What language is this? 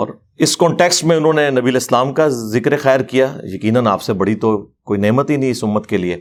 Urdu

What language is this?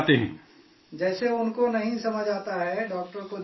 Urdu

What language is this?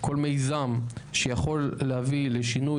Hebrew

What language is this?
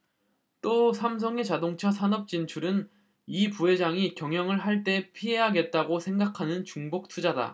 Korean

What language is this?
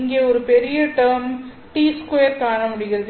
Tamil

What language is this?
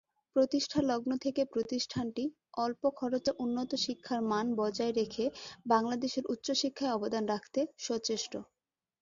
Bangla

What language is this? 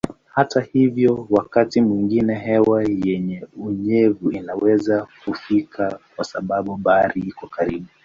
Swahili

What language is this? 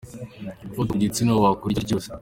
Kinyarwanda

